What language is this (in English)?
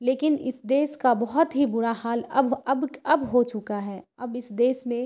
Urdu